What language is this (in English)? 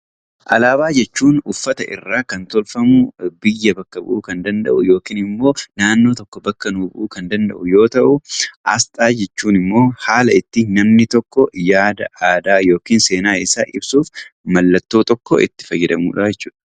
Oromo